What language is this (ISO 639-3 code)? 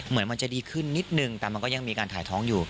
tha